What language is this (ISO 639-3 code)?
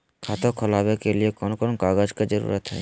mag